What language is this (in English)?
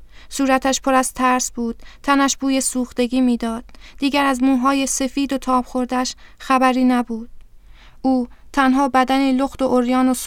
Persian